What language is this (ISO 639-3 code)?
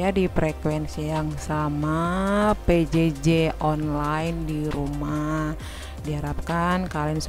ind